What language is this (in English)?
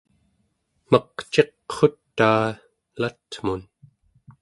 Central Yupik